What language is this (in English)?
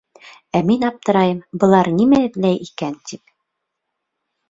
Bashkir